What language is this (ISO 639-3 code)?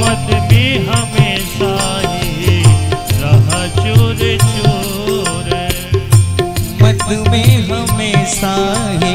hin